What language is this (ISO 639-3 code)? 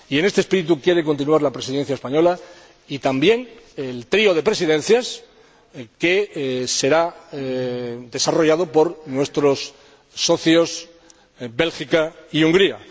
spa